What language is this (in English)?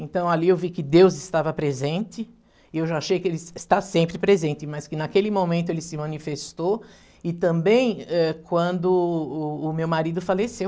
Portuguese